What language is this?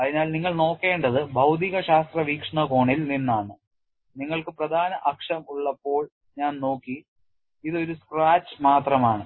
Malayalam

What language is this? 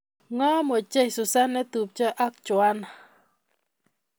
Kalenjin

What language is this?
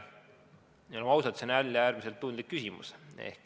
Estonian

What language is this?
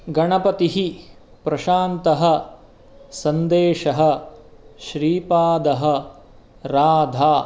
Sanskrit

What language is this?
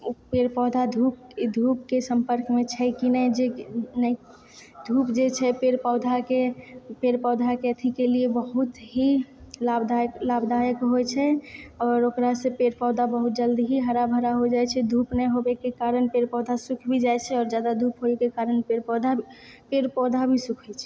Maithili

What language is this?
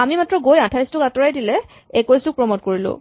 Assamese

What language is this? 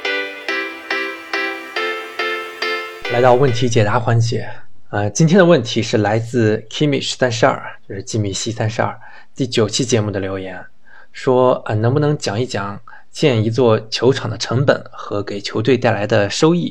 Chinese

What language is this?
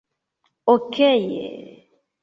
Esperanto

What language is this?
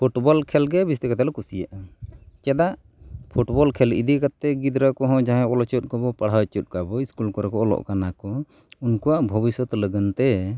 Santali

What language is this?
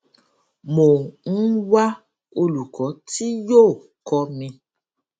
Yoruba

